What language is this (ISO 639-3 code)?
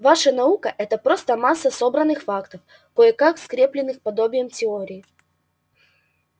rus